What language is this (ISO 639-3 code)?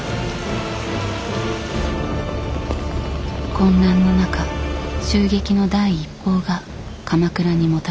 jpn